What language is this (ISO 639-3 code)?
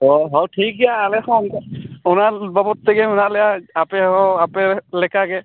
sat